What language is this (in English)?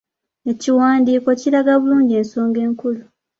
Ganda